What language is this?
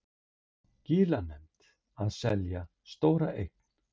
Icelandic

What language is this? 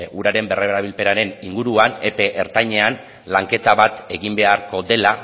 Basque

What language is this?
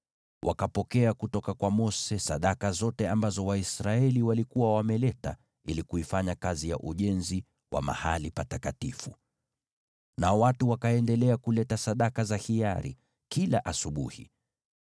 Swahili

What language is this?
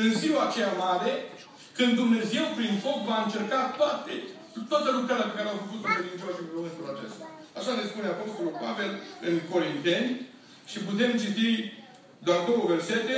Romanian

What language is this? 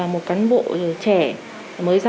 Vietnamese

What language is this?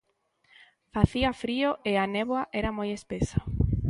Galician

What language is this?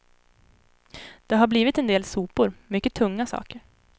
Swedish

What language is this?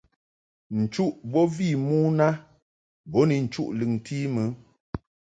Mungaka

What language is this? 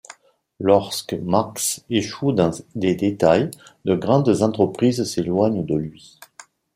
French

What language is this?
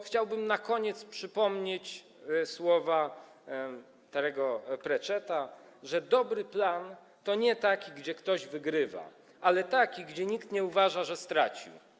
Polish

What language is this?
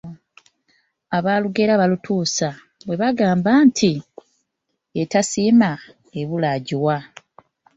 Ganda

